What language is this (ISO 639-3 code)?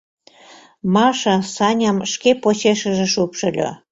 chm